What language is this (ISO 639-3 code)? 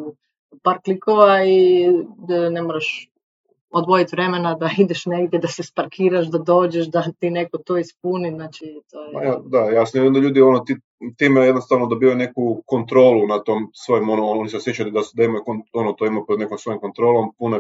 hrv